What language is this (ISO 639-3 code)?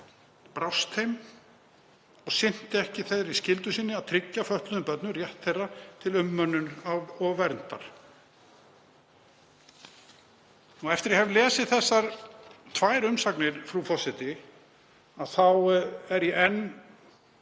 isl